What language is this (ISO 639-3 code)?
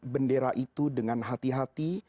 ind